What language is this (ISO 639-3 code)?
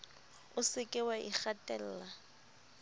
sot